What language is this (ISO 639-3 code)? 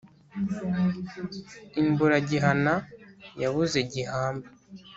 kin